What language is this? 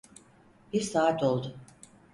Turkish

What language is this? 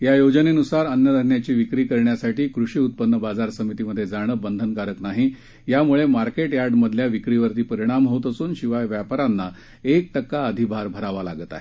Marathi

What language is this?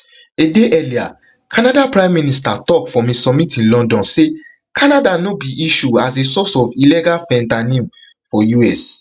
Nigerian Pidgin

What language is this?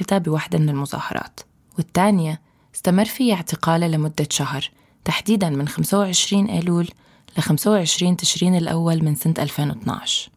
Arabic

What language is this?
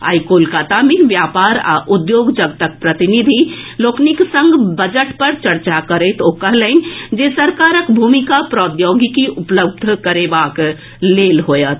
Maithili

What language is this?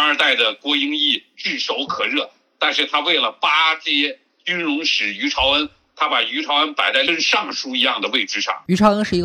Chinese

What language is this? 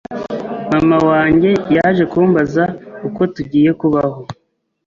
Kinyarwanda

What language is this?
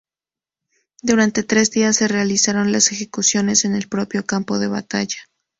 Spanish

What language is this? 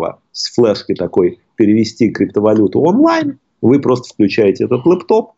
Russian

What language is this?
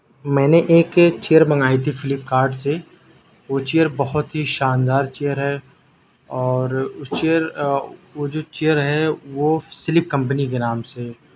Urdu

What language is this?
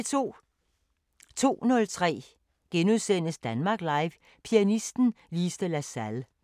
Danish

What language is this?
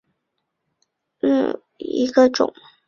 Chinese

